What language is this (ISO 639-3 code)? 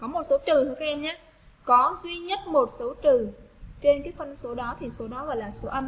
vie